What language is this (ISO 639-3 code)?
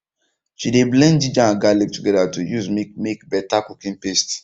pcm